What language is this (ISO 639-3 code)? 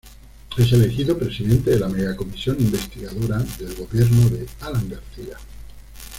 spa